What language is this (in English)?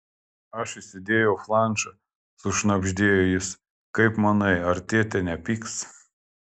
Lithuanian